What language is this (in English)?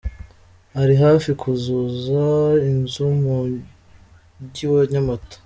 Kinyarwanda